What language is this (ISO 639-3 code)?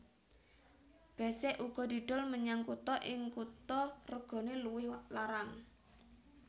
jav